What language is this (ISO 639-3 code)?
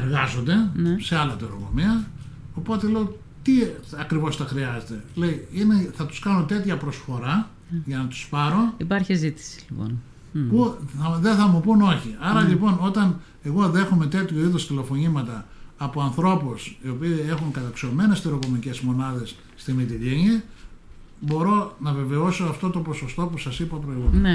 ell